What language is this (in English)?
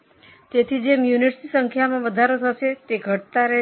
Gujarati